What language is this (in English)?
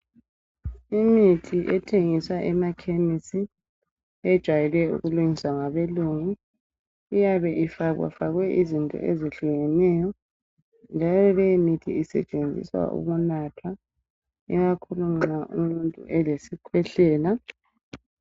North Ndebele